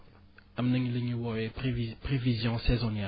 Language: Wolof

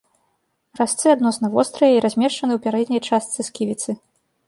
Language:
Belarusian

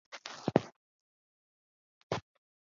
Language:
Chinese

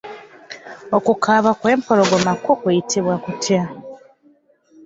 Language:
Ganda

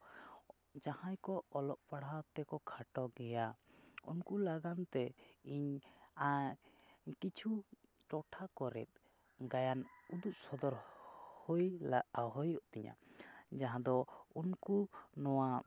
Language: Santali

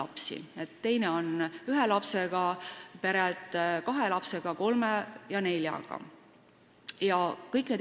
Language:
Estonian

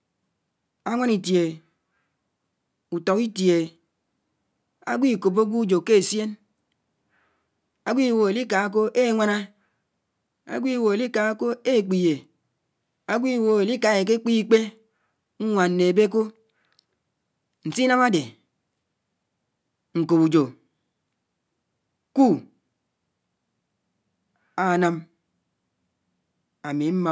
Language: Anaang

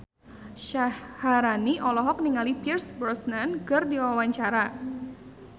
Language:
Sundanese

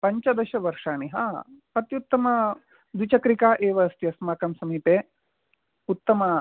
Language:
Sanskrit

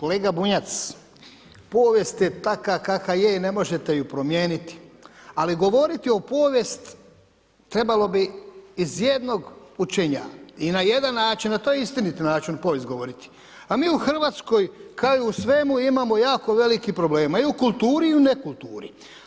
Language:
Croatian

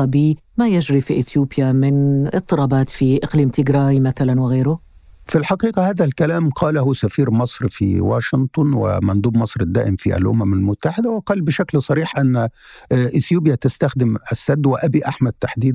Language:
Arabic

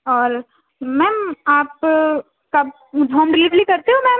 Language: Urdu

